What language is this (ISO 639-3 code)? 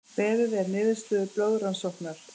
isl